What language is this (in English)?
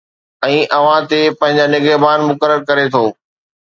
Sindhi